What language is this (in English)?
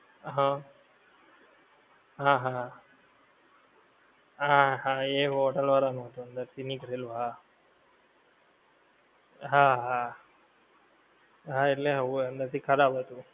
Gujarati